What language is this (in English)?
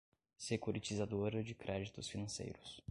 Portuguese